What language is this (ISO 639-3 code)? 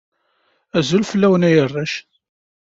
kab